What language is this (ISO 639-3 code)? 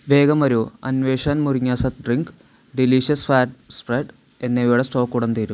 mal